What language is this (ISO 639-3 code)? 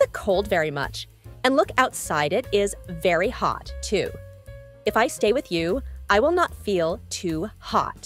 eng